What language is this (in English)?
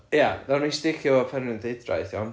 Welsh